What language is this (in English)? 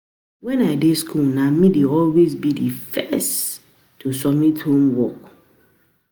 Nigerian Pidgin